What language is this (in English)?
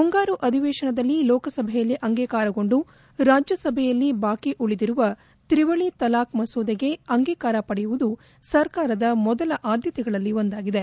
Kannada